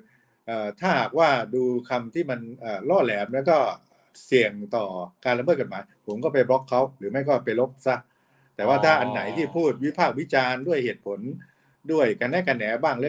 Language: Thai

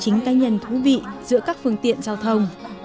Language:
Vietnamese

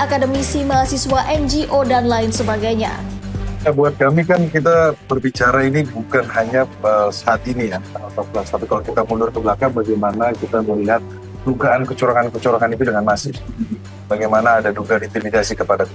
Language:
Indonesian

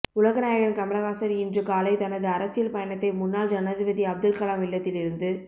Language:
Tamil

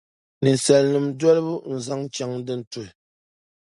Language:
Dagbani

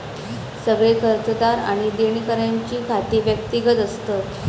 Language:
Marathi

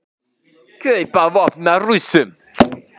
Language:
Icelandic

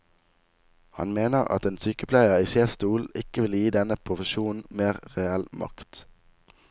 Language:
Norwegian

